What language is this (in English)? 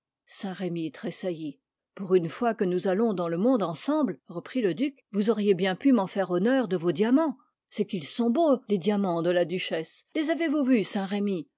French